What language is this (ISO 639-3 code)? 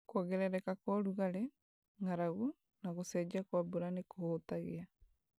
kik